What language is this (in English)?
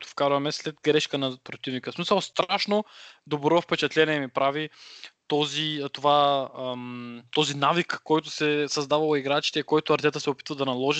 Bulgarian